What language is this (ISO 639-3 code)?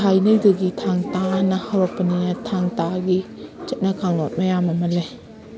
mni